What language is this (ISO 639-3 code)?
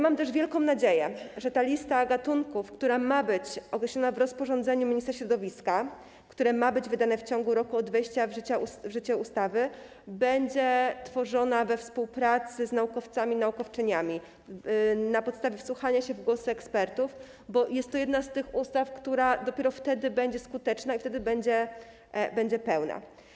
pol